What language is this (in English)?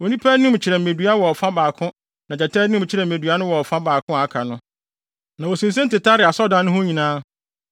Akan